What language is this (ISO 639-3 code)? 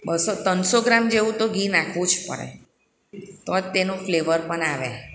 guj